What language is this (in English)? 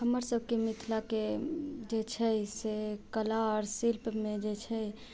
Maithili